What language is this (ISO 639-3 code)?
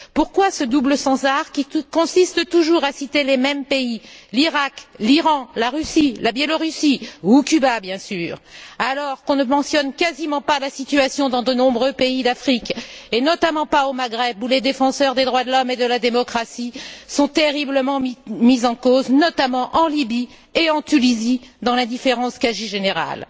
fra